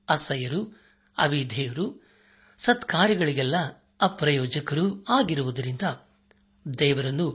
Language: Kannada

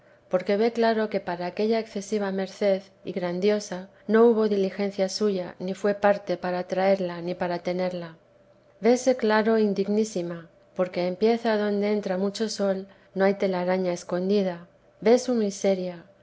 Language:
Spanish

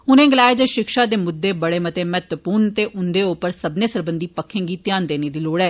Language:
Dogri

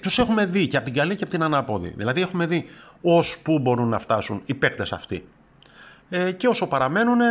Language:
Greek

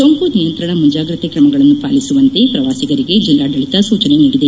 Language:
Kannada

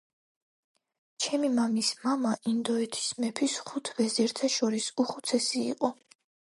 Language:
Georgian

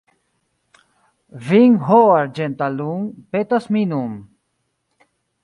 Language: Esperanto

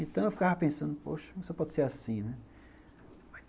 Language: Portuguese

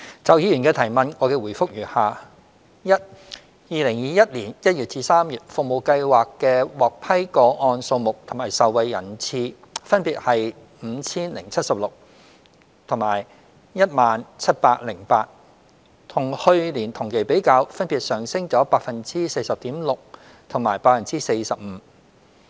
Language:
Cantonese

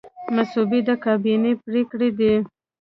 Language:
Pashto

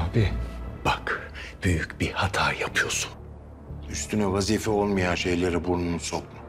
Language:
Turkish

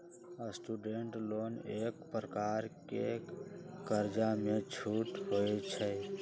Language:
Magahi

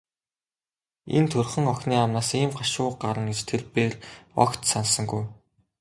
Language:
Mongolian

